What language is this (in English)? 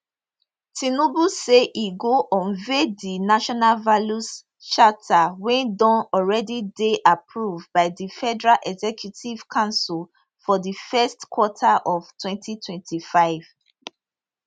Nigerian Pidgin